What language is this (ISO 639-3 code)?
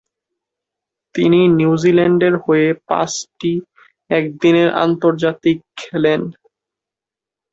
ben